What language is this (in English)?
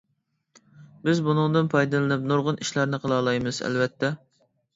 Uyghur